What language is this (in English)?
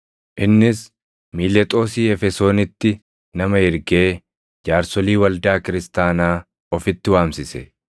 Oromo